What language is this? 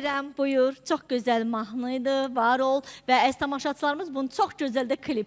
Azerbaijani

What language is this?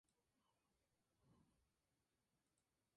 Spanish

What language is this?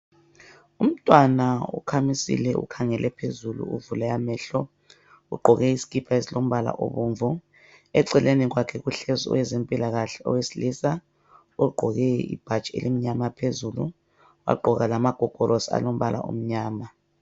North Ndebele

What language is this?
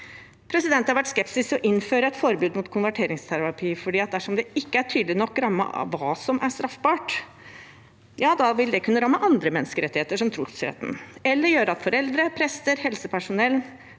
Norwegian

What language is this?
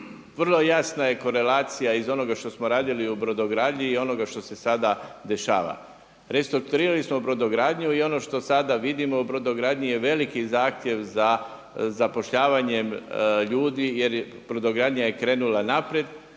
Croatian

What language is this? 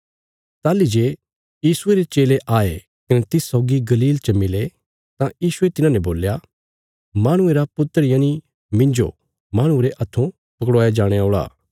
Bilaspuri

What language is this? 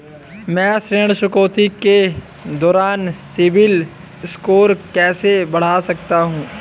Hindi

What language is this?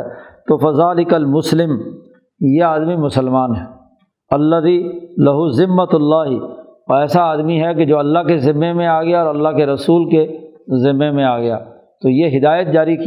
Urdu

